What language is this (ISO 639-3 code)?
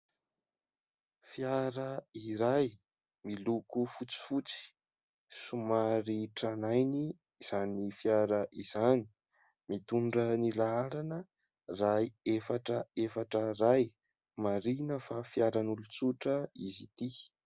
mlg